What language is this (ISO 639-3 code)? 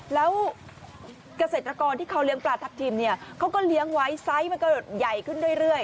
tha